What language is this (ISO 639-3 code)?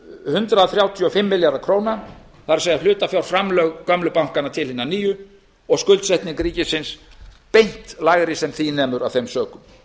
isl